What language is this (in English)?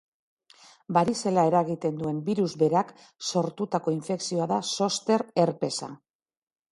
Basque